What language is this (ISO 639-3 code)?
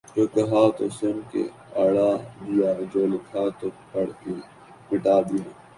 urd